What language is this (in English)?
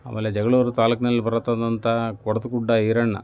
Kannada